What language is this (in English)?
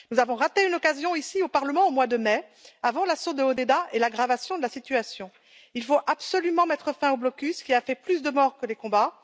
French